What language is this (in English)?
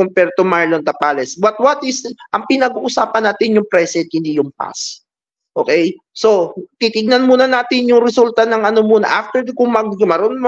Filipino